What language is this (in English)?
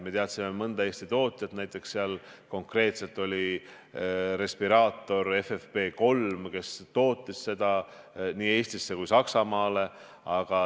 Estonian